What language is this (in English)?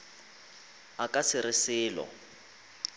Northern Sotho